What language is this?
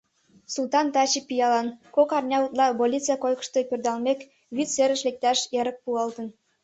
Mari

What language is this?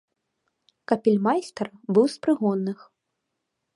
Belarusian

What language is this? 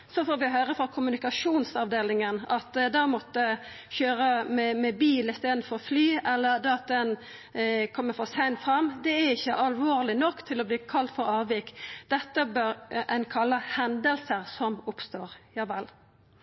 Norwegian Nynorsk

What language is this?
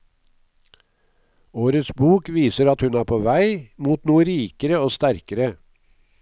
Norwegian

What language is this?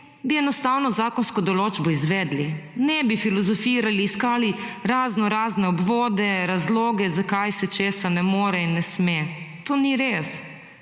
Slovenian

